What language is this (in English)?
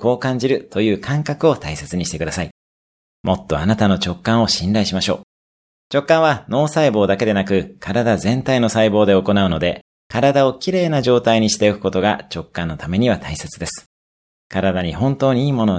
Japanese